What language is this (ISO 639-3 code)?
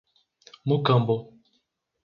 por